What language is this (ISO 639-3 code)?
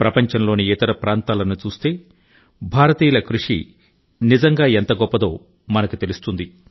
tel